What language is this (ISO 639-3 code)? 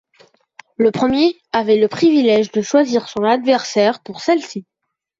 fra